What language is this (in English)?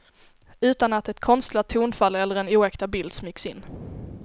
Swedish